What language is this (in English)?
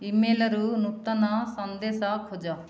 Odia